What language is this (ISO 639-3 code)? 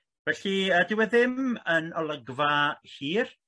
cym